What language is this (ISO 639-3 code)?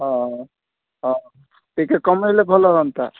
ori